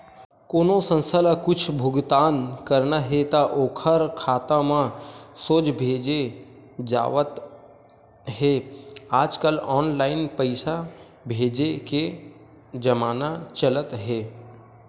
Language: Chhattisgarhi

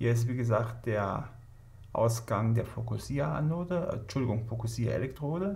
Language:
German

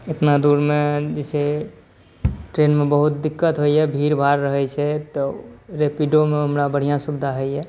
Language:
Maithili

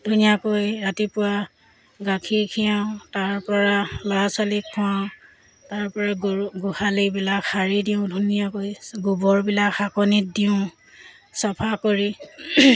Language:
Assamese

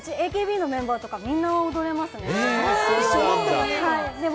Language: Japanese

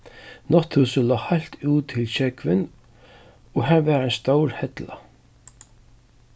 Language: Faroese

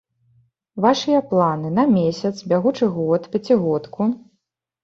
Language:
Belarusian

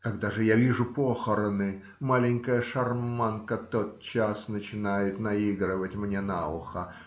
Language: Russian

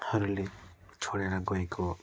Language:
Nepali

